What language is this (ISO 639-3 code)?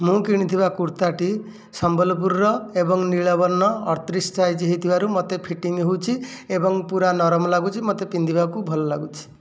ori